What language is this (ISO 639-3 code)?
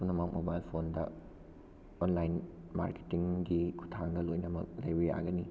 mni